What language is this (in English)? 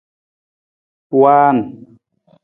Nawdm